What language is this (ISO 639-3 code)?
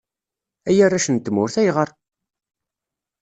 kab